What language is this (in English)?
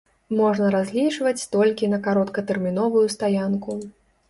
Belarusian